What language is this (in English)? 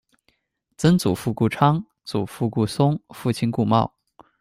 Chinese